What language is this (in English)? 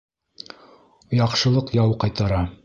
Bashkir